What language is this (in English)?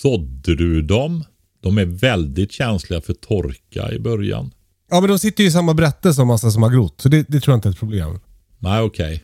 Swedish